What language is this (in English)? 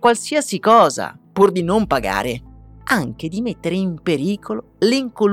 Italian